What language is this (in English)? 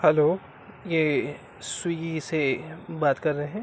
Urdu